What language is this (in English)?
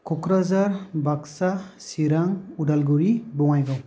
Bodo